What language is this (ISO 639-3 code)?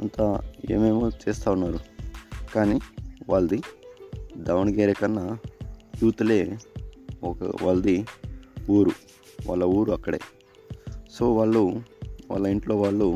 tel